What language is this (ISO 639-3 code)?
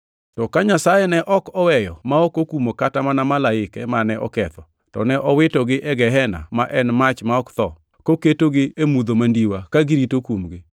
luo